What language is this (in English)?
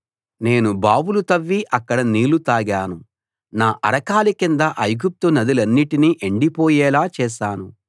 Telugu